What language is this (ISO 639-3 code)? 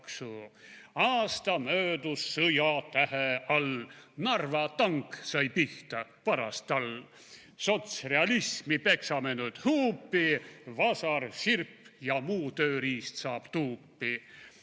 est